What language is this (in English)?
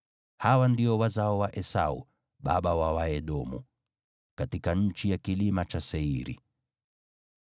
Swahili